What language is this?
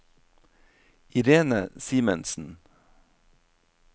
Norwegian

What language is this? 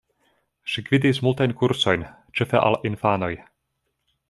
Esperanto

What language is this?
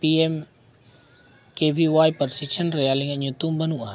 Santali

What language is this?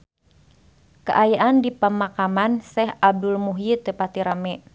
Sundanese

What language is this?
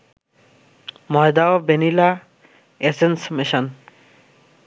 Bangla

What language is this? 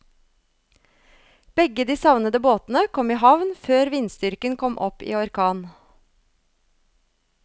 Norwegian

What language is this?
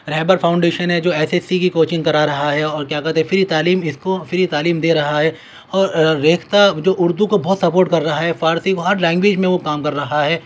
Urdu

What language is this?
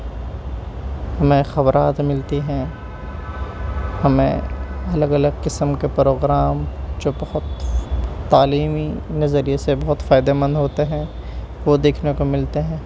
Urdu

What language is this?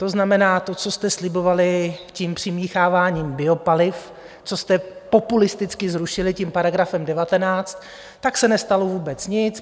Czech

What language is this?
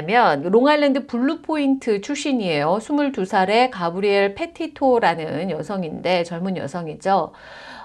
Korean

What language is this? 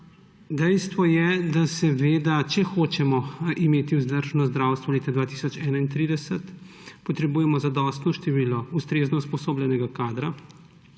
Slovenian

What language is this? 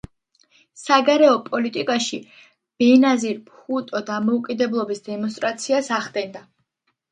Georgian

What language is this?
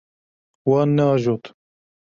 Kurdish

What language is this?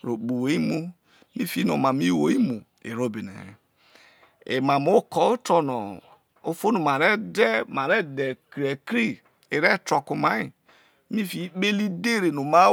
Isoko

